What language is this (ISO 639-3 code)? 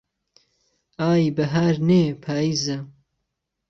ckb